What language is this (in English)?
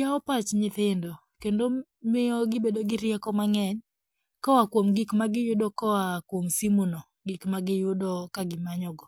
Luo (Kenya and Tanzania)